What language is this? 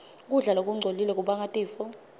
Swati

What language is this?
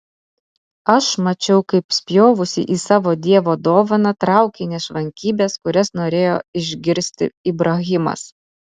Lithuanian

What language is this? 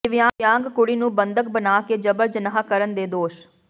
Punjabi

